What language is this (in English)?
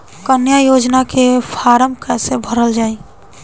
Bhojpuri